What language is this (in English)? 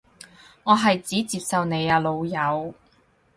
Cantonese